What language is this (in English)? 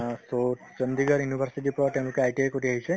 Assamese